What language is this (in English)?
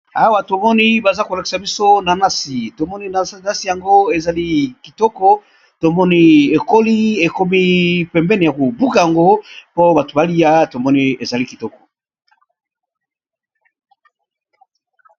Lingala